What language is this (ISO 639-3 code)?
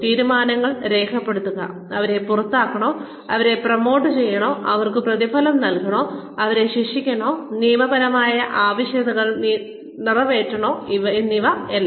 mal